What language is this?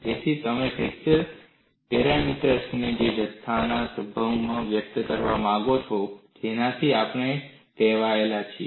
Gujarati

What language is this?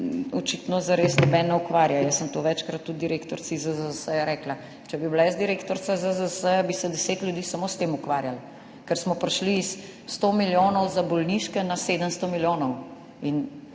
Slovenian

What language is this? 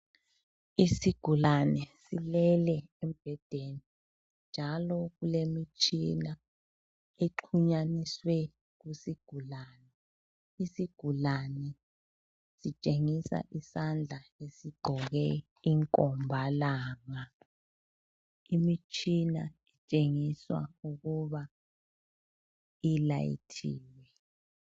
North Ndebele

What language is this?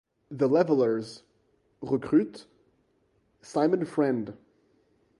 French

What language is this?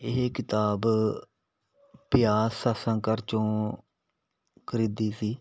Punjabi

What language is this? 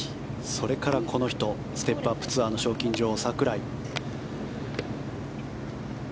Japanese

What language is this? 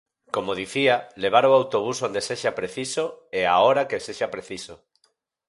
Galician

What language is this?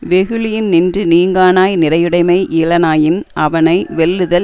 Tamil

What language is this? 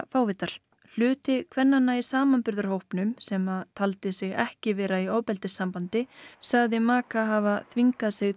Icelandic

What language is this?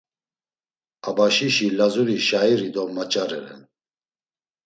Laz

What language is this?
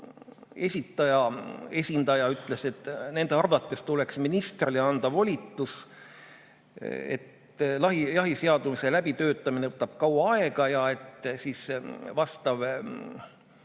Estonian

